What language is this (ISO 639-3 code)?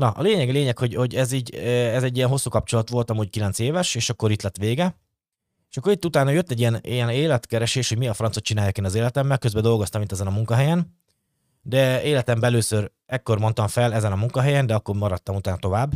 hun